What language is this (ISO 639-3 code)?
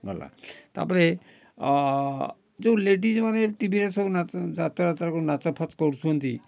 ori